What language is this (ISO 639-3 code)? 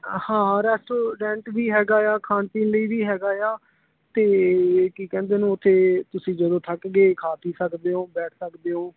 pan